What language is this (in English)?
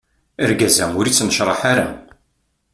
Kabyle